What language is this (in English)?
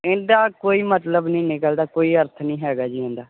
Punjabi